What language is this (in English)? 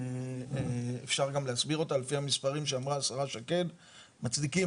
Hebrew